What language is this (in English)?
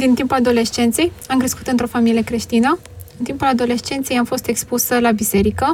Romanian